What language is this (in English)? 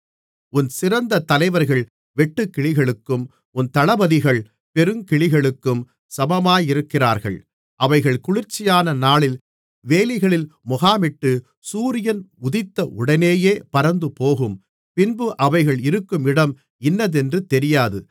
Tamil